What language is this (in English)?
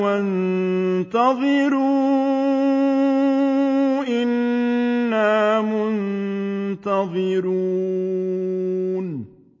Arabic